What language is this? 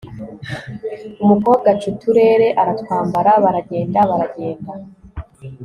Kinyarwanda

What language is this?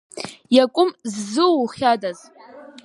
Abkhazian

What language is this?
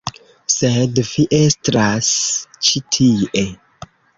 Esperanto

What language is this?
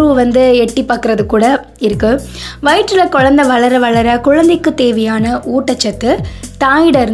Tamil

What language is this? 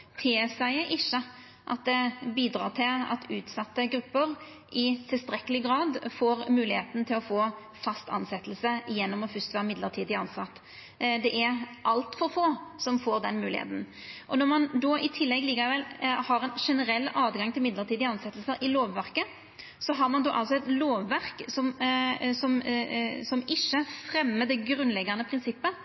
Norwegian Nynorsk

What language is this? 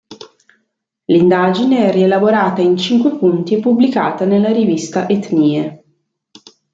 Italian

